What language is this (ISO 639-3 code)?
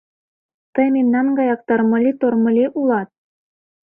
chm